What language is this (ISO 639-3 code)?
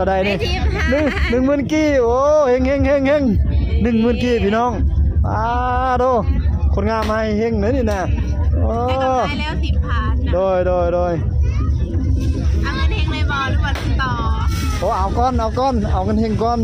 tha